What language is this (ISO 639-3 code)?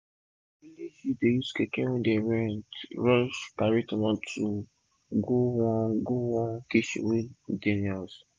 pcm